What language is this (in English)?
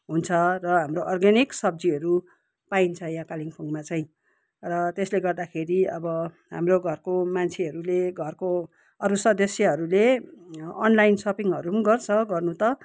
Nepali